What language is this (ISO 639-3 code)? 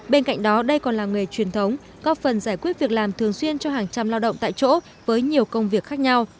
vie